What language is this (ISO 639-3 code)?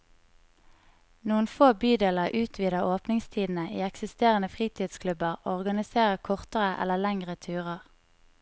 nor